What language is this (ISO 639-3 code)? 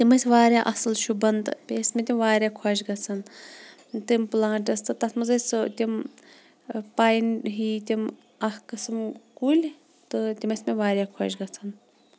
kas